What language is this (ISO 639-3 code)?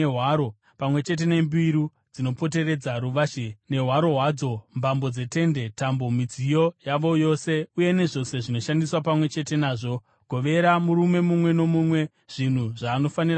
sna